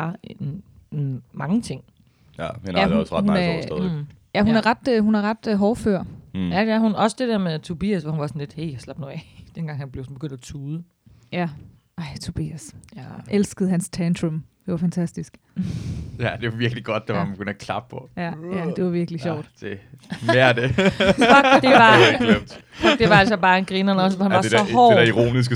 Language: Danish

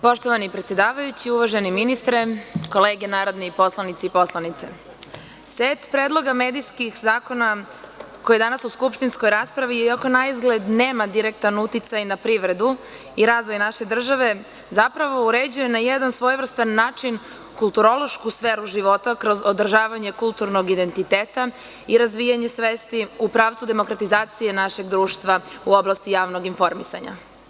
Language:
Serbian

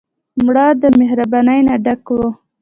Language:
Pashto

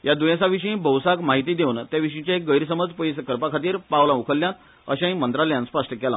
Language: Konkani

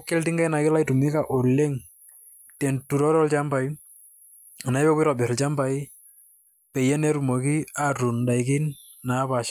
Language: Masai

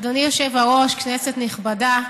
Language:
Hebrew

